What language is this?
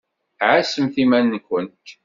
Kabyle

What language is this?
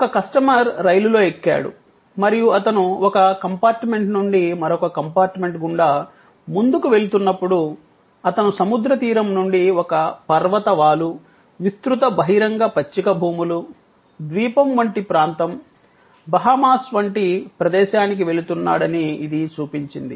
Telugu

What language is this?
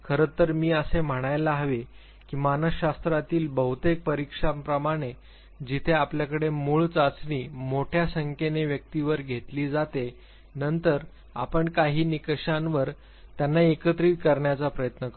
Marathi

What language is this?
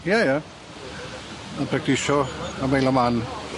Welsh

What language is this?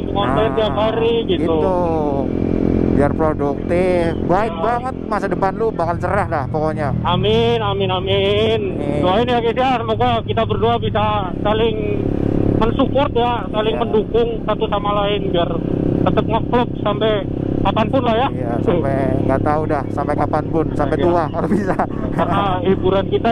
Indonesian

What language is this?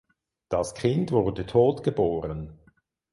German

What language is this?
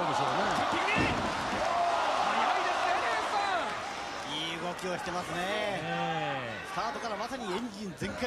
Japanese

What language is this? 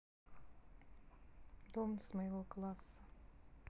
Russian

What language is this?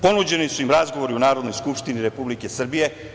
Serbian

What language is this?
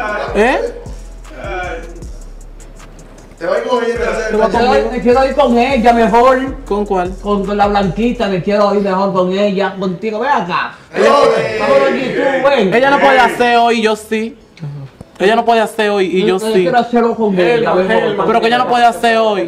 Spanish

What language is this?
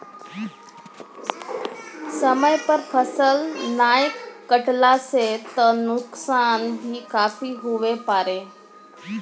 Maithili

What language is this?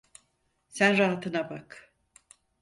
Turkish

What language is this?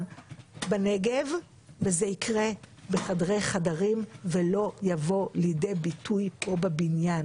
Hebrew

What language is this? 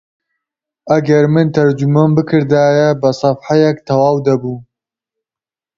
Central Kurdish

